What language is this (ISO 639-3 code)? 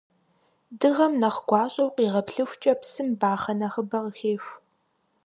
kbd